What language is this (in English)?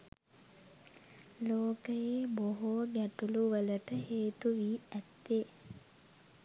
Sinhala